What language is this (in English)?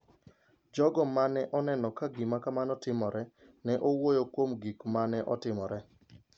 Luo (Kenya and Tanzania)